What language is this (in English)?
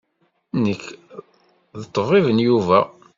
Kabyle